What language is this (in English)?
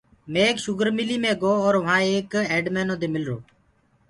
Gurgula